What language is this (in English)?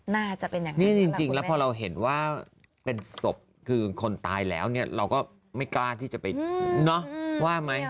Thai